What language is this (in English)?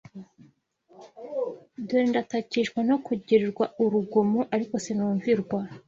Kinyarwanda